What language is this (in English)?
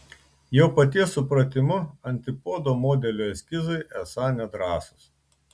Lithuanian